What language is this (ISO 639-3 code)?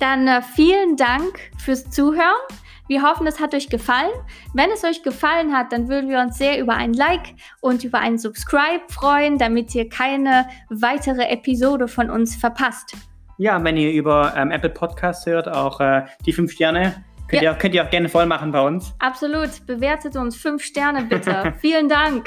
deu